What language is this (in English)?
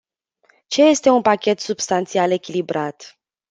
Romanian